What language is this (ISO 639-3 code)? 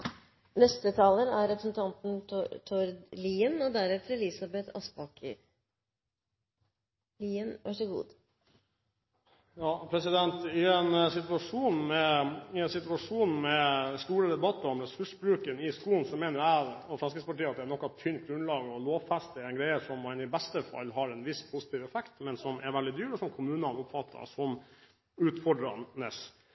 nob